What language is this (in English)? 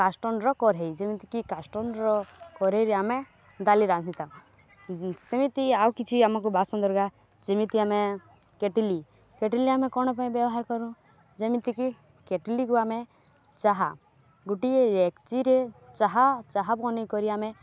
Odia